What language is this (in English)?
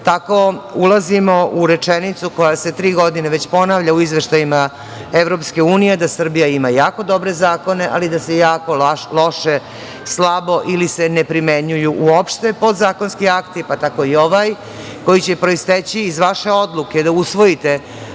Serbian